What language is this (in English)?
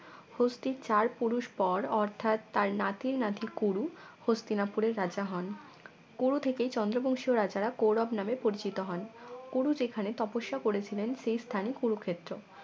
Bangla